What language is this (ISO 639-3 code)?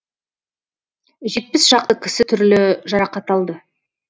kaz